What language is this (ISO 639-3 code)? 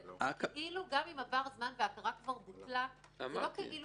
heb